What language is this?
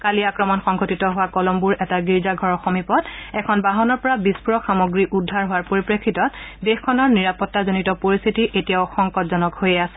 Assamese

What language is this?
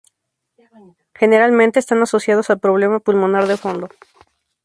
Spanish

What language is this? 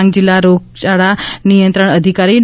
Gujarati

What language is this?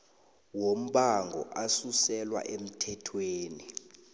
South Ndebele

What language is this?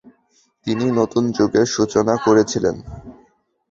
Bangla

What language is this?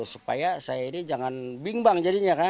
Indonesian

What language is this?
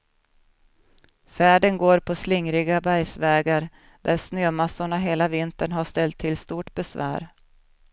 Swedish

